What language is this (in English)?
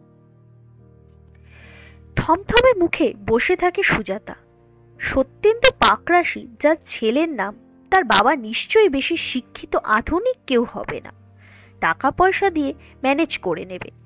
Bangla